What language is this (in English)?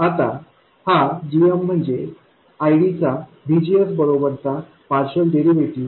Marathi